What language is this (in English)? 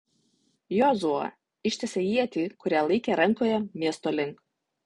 Lithuanian